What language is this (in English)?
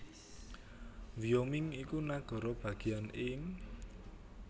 Javanese